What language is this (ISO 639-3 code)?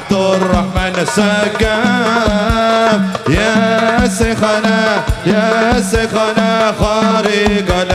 ara